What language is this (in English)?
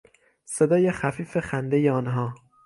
Persian